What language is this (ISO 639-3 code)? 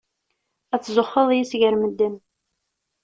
kab